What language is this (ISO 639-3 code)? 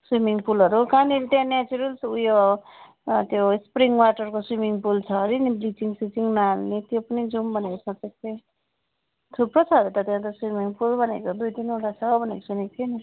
nep